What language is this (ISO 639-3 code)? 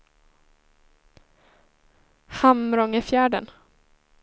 swe